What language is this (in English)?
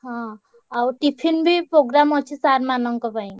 Odia